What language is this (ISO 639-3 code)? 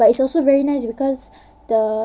eng